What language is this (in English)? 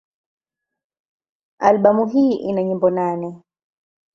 Swahili